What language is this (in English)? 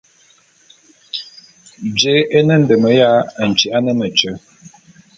Bulu